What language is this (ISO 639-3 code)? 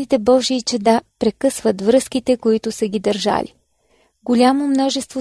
bul